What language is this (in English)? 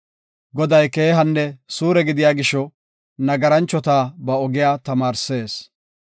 Gofa